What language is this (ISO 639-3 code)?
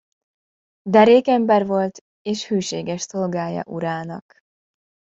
hun